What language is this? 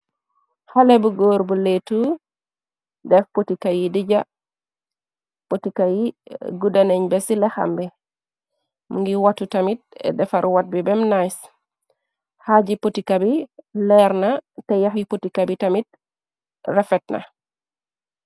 Wolof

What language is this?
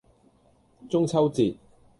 Cantonese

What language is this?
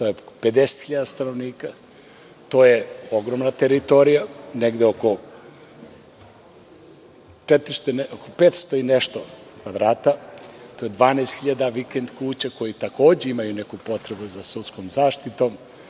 Serbian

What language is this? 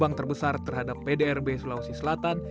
Indonesian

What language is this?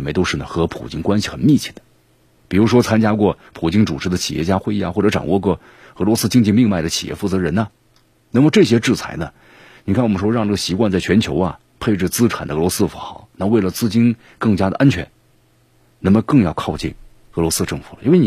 Chinese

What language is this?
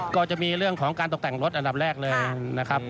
Thai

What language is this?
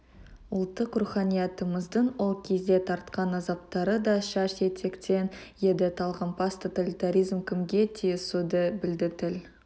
Kazakh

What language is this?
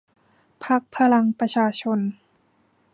Thai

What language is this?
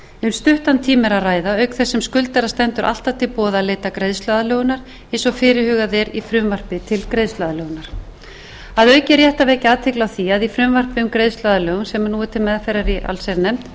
Icelandic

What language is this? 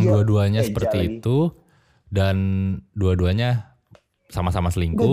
Indonesian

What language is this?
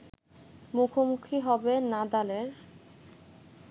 Bangla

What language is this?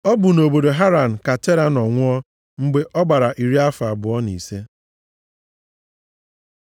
Igbo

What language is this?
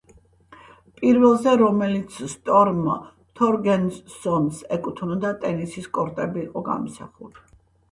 Georgian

